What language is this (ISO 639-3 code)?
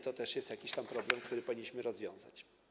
pol